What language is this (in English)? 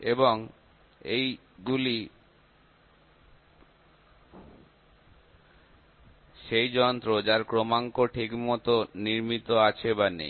Bangla